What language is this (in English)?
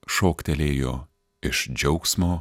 Lithuanian